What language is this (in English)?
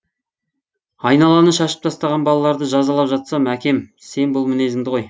Kazakh